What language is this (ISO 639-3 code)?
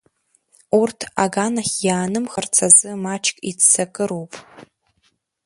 abk